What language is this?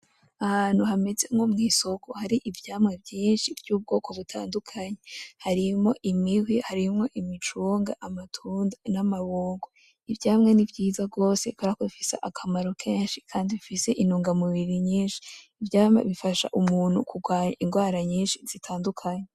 Rundi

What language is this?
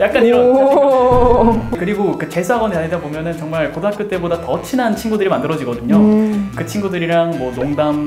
Korean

